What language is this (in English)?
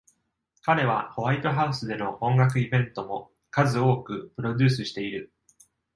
Japanese